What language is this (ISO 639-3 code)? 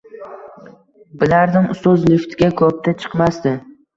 uzb